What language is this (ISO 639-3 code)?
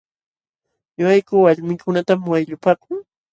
qxw